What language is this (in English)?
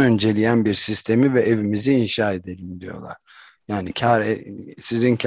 Turkish